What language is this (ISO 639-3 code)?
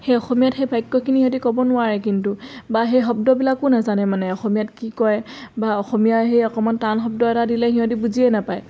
asm